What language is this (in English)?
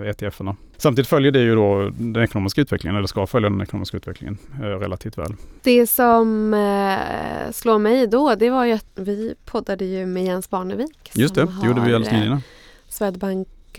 Swedish